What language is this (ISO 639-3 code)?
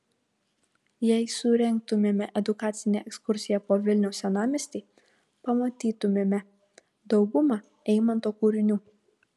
lit